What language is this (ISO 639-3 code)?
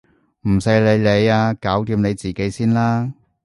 yue